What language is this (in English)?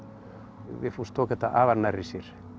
Icelandic